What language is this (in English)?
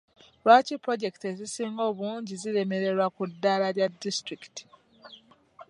Ganda